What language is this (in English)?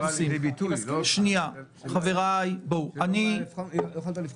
Hebrew